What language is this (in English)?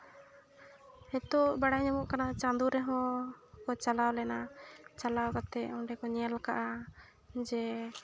Santali